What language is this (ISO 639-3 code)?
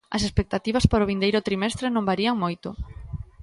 glg